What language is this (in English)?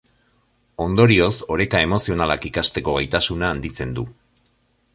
Basque